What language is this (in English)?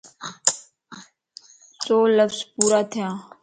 Lasi